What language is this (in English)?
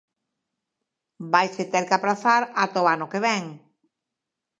Galician